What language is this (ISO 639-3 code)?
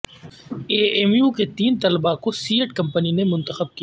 urd